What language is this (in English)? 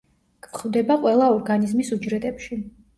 Georgian